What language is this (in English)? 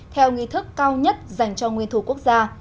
Vietnamese